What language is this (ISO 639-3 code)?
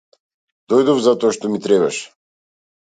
mkd